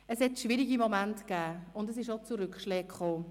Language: Swiss German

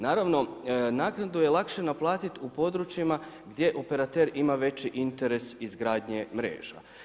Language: Croatian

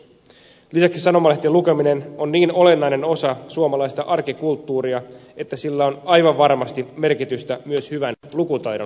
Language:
Finnish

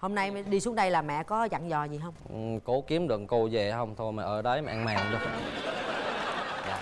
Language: Vietnamese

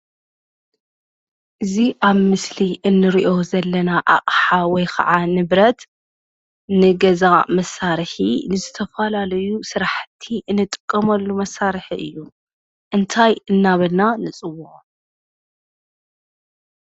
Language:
Tigrinya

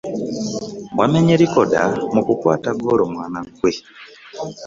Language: Ganda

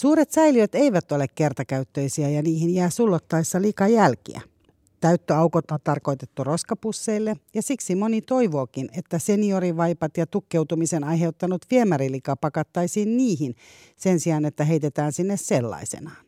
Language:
Finnish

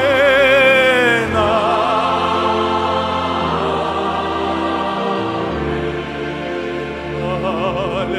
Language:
Korean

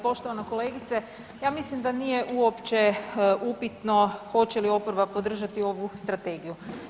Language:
Croatian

